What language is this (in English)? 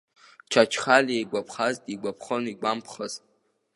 Abkhazian